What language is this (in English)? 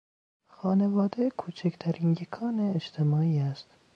Persian